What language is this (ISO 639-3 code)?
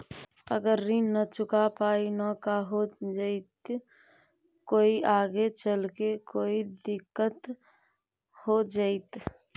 mag